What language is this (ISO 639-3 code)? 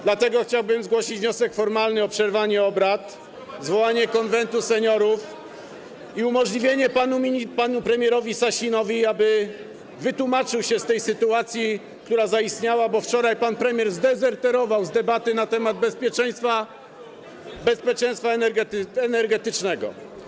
pol